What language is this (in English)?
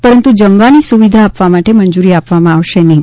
Gujarati